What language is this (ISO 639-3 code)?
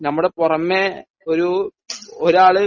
mal